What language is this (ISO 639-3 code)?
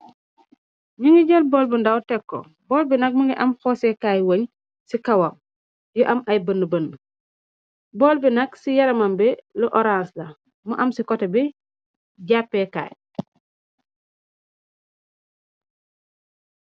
wol